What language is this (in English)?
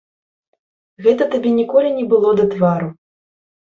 Belarusian